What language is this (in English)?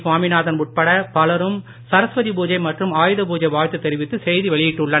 Tamil